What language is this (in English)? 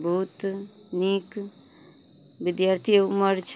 Maithili